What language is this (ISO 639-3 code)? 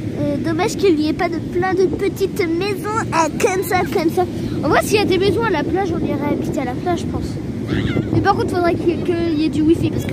fra